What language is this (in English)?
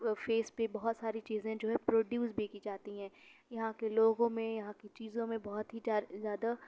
Urdu